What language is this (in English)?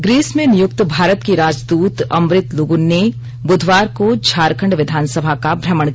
Hindi